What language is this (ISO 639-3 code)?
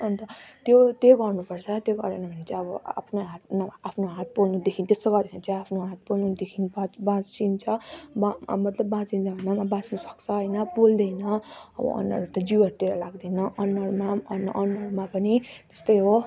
nep